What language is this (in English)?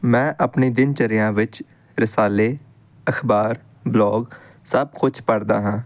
Punjabi